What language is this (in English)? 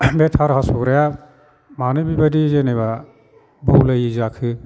Bodo